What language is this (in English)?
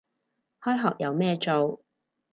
Cantonese